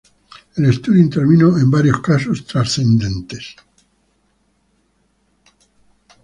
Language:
Spanish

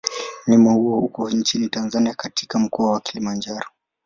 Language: Swahili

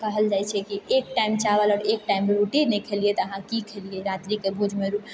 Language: Maithili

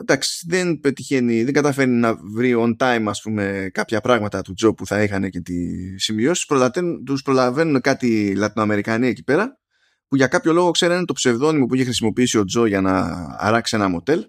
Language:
Greek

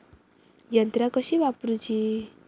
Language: Marathi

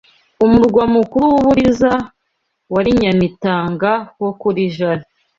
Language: Kinyarwanda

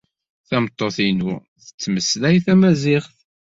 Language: Kabyle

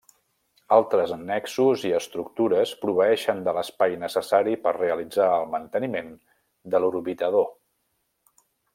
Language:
Catalan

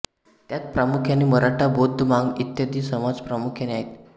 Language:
Marathi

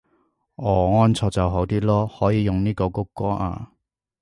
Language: Cantonese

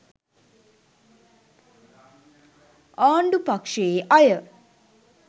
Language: Sinhala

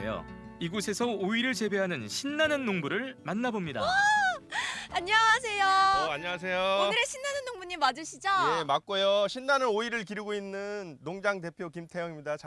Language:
Korean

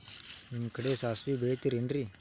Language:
Kannada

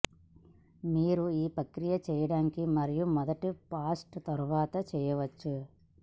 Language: Telugu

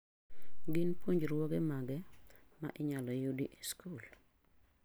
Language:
Luo (Kenya and Tanzania)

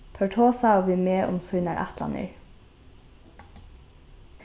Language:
Faroese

